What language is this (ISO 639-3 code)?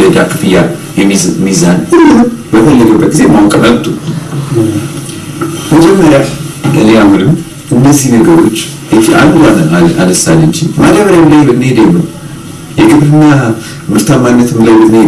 amh